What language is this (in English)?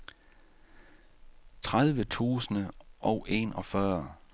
Danish